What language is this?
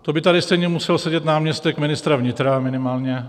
Czech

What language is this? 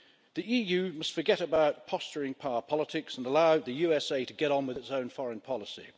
English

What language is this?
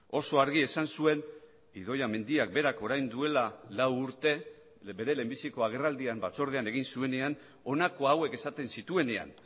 Basque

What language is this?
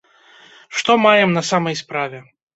Belarusian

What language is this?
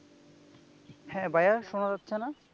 Bangla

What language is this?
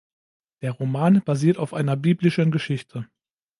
German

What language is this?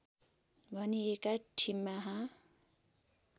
Nepali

